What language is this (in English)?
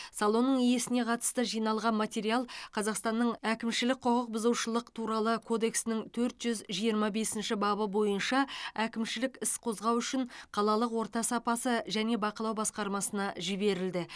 Kazakh